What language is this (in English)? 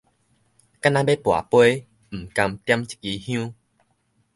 Min Nan Chinese